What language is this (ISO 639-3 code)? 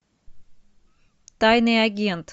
rus